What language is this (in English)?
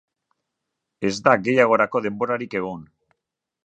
Basque